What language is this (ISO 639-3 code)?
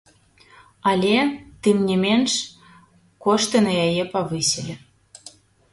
bel